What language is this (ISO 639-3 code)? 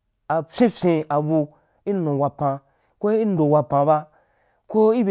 juk